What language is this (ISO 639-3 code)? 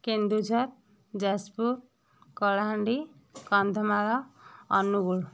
ori